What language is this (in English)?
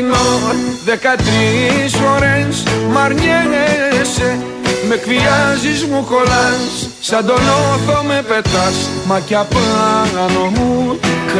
Greek